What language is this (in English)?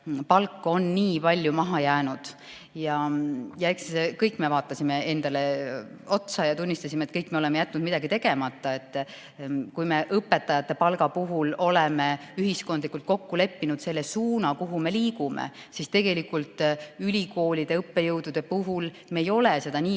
Estonian